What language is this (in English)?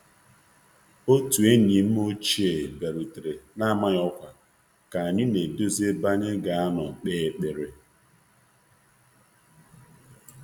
Igbo